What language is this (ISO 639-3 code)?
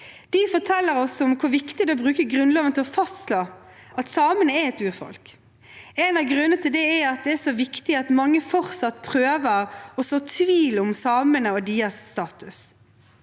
nor